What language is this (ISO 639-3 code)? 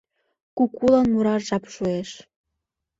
chm